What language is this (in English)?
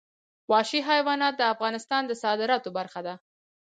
Pashto